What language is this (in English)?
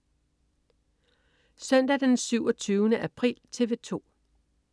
Danish